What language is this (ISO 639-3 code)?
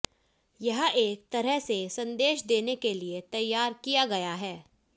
hin